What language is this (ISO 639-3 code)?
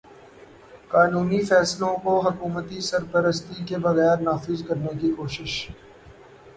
urd